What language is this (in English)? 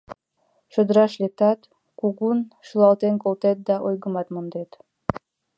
Mari